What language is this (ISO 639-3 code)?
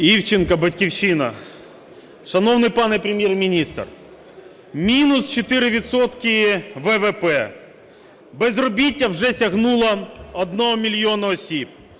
ukr